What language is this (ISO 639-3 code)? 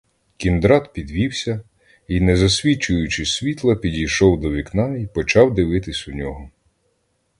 ukr